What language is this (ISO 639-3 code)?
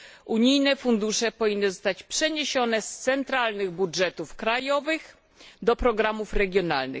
pol